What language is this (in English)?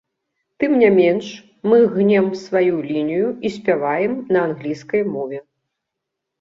Belarusian